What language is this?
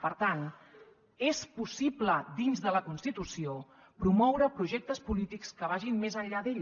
Catalan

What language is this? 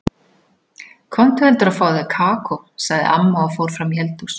Icelandic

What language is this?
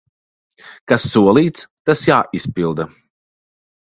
Latvian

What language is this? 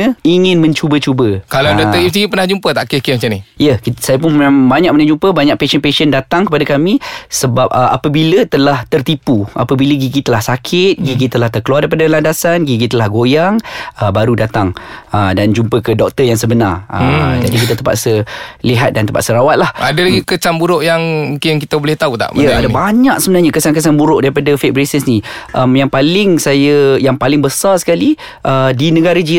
Malay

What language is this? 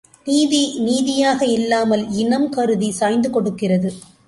Tamil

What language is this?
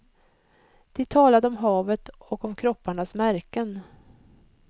Swedish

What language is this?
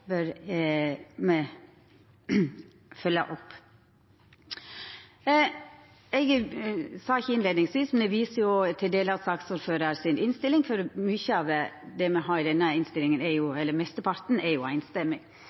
Norwegian Nynorsk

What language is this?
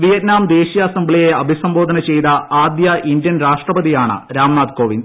Malayalam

